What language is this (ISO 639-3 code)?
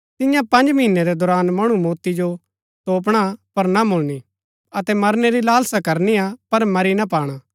gbk